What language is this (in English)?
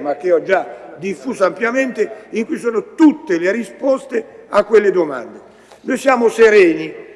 Italian